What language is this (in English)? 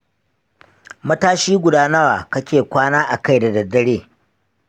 Hausa